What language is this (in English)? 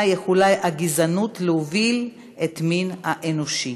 Hebrew